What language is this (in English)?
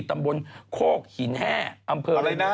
Thai